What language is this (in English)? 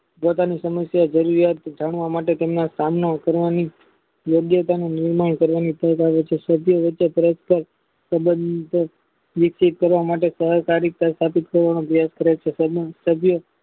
Gujarati